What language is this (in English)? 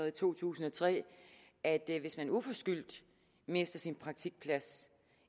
Danish